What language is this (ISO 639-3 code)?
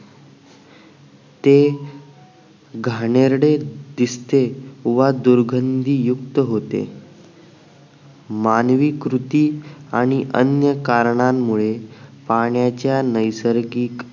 mar